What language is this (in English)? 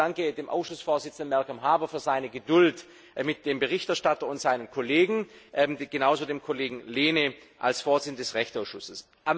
German